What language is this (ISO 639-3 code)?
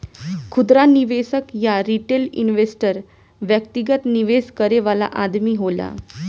bho